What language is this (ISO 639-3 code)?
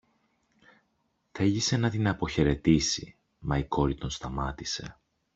ell